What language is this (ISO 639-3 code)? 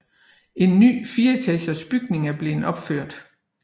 dan